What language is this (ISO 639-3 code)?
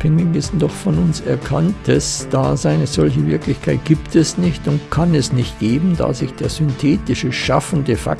deu